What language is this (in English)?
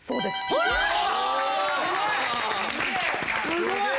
Japanese